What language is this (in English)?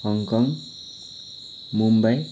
Nepali